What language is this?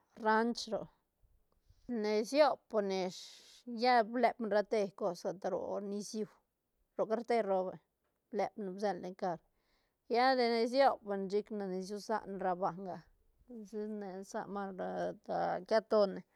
Santa Catarina Albarradas Zapotec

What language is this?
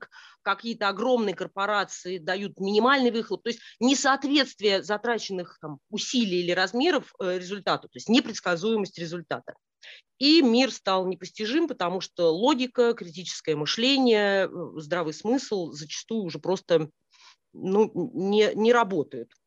Russian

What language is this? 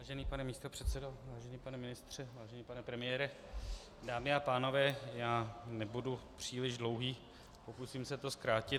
Czech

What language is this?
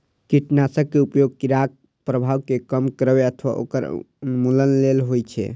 Maithili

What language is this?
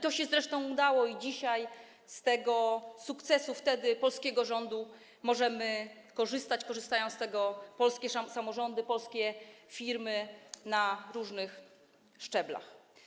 Polish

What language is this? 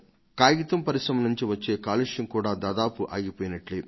Telugu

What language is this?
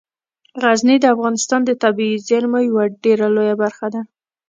Pashto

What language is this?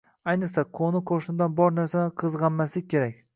Uzbek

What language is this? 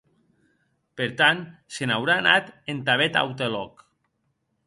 Occitan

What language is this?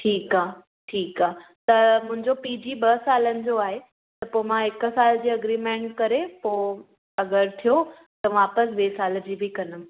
Sindhi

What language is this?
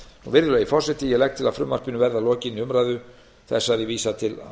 Icelandic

